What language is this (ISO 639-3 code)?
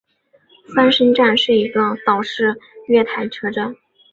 zho